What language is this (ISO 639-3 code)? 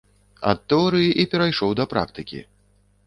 bel